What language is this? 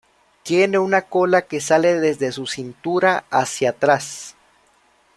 Spanish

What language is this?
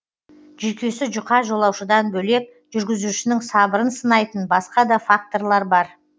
Kazakh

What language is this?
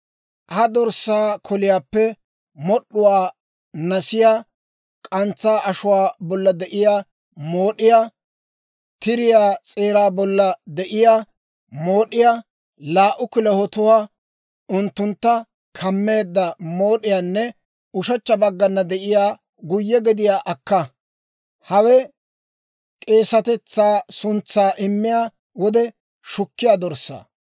Dawro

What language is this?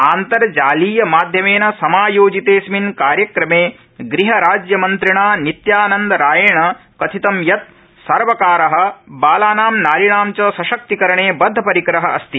Sanskrit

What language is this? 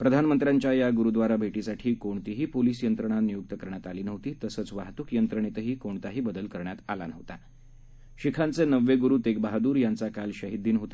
Marathi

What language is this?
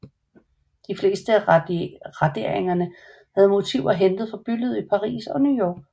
Danish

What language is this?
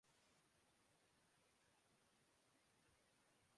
Urdu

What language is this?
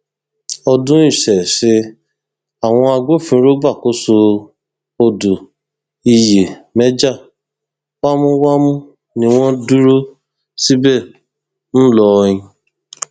Yoruba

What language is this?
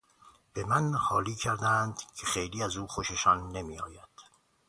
Persian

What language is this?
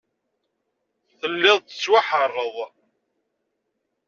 Kabyle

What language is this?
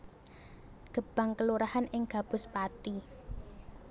Javanese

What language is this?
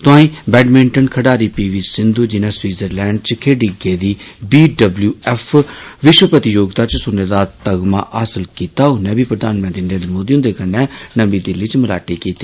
Dogri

